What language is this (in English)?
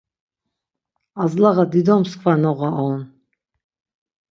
Laz